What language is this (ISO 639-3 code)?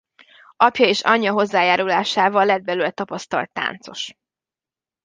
hun